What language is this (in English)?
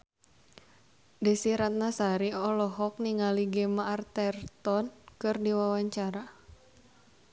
Sundanese